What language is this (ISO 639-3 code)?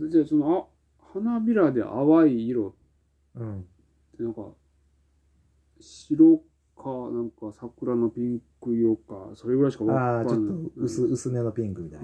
jpn